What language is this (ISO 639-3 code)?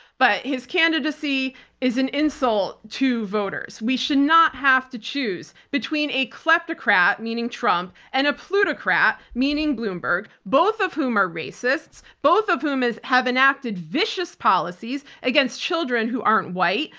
eng